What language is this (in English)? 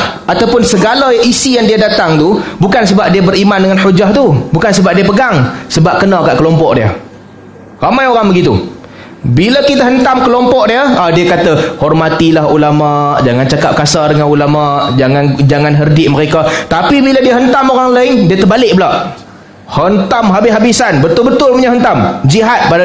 Malay